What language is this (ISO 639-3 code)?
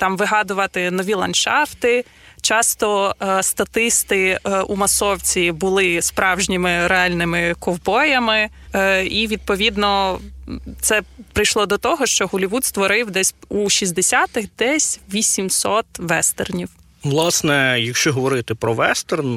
ukr